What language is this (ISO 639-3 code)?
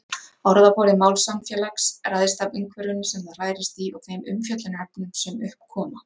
isl